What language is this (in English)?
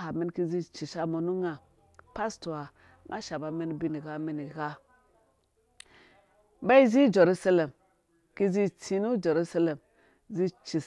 Dũya